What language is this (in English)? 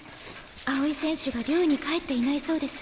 Japanese